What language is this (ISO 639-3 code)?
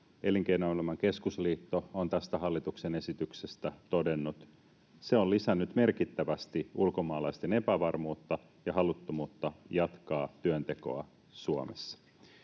fin